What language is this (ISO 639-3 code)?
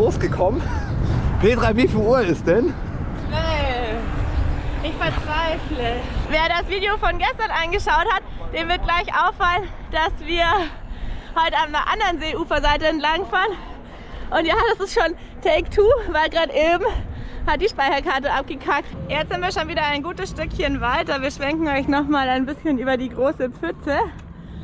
deu